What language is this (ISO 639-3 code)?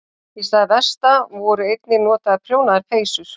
isl